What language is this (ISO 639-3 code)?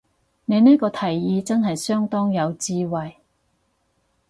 yue